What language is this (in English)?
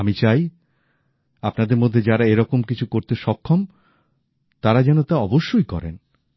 Bangla